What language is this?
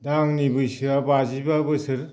Bodo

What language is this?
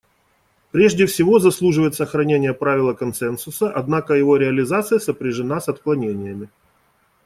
Russian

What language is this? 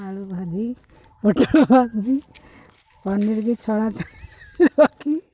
Odia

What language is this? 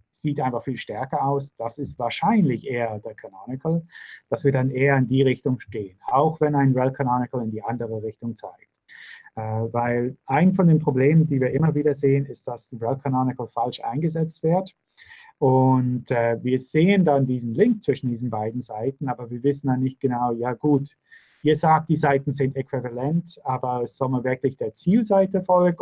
German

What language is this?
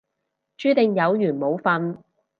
Cantonese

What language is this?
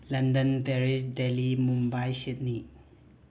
Manipuri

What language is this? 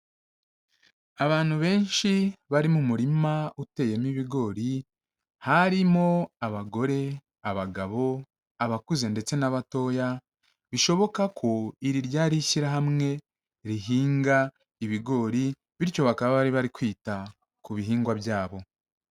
Kinyarwanda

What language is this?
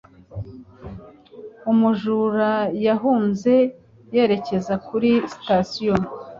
Kinyarwanda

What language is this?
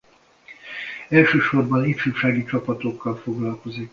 Hungarian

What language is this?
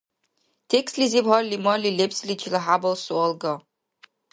Dargwa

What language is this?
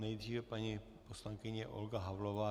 Czech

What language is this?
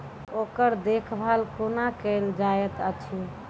Maithili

